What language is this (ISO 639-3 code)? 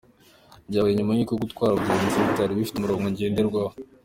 kin